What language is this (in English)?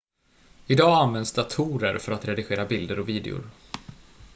Swedish